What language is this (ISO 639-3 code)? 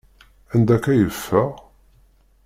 kab